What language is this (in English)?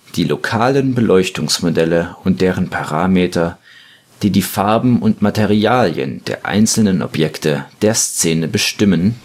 German